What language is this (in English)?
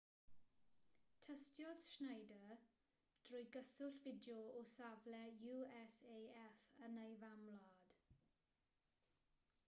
Welsh